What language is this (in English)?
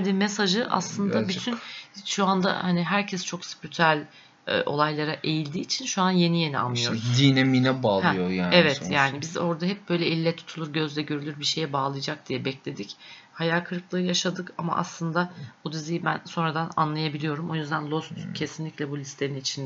Turkish